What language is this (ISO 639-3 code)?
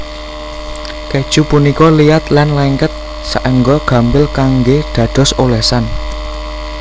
jav